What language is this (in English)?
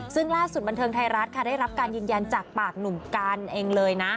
Thai